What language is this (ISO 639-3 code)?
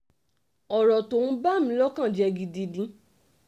yor